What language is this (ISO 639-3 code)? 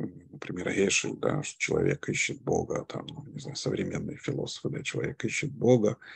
rus